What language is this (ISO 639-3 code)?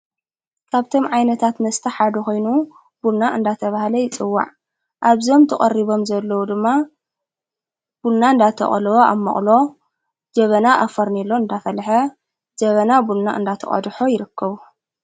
tir